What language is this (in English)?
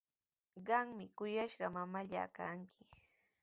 Sihuas Ancash Quechua